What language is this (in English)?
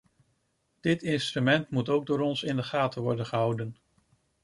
Dutch